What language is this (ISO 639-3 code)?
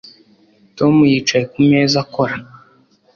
kin